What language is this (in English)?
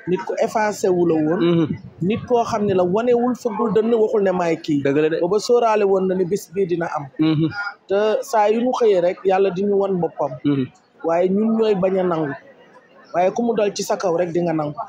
Indonesian